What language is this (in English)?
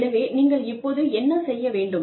Tamil